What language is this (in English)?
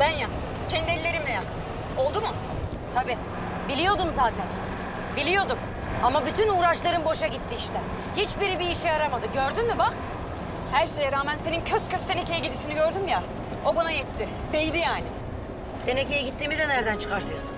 Turkish